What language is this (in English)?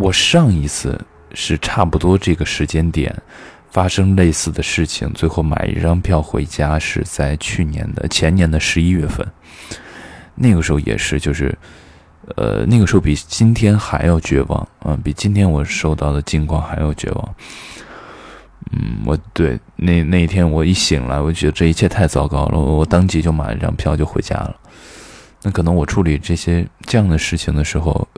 Chinese